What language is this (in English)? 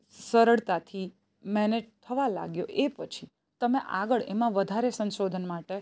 Gujarati